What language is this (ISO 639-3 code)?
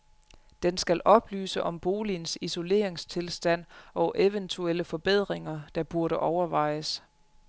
dan